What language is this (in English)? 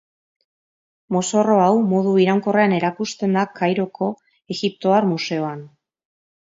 Basque